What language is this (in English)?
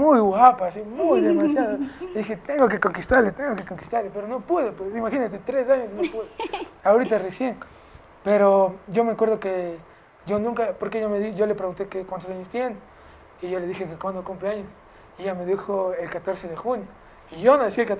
Spanish